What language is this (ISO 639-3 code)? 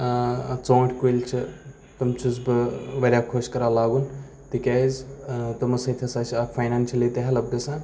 kas